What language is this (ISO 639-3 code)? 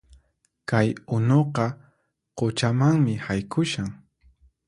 qxp